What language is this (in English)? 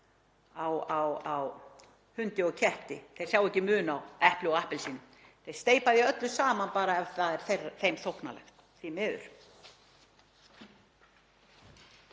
Icelandic